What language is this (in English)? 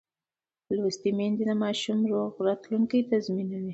Pashto